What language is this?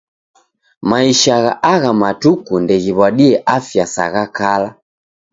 Taita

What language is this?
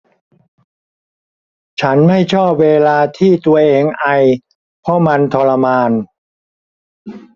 Thai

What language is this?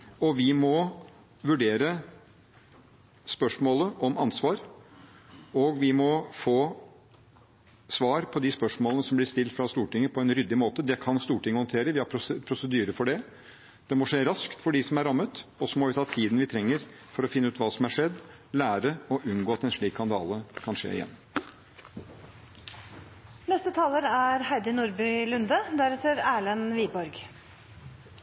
Norwegian Bokmål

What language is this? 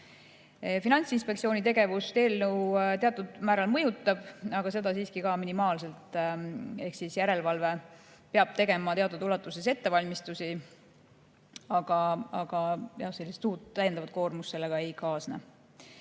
Estonian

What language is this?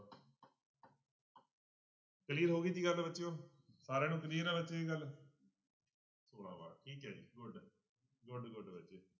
Punjabi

